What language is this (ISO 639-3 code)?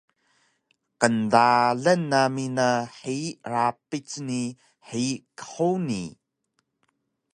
trv